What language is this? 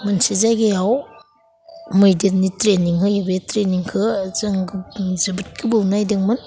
Bodo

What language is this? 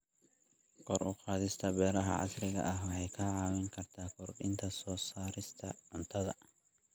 Somali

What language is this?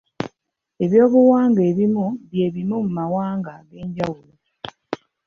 Ganda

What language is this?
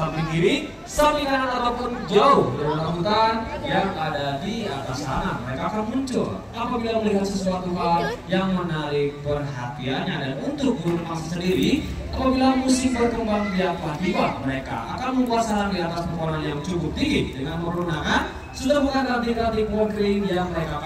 Indonesian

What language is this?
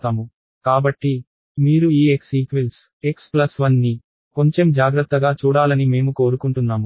Telugu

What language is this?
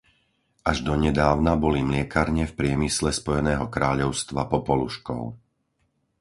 Slovak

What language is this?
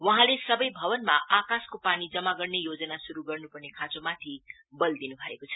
Nepali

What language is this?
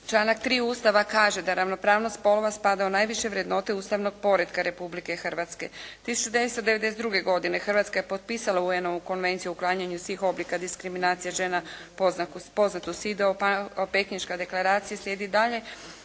Croatian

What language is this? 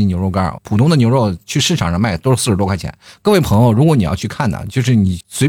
Chinese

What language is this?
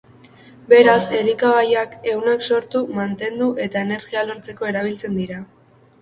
Basque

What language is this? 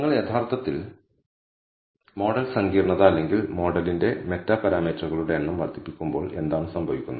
Malayalam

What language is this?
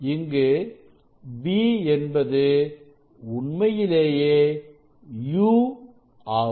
Tamil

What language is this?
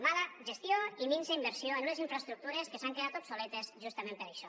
Catalan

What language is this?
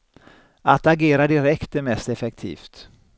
Swedish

